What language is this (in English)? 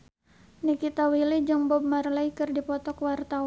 Sundanese